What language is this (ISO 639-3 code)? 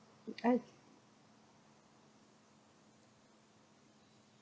eng